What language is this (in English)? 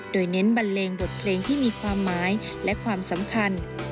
Thai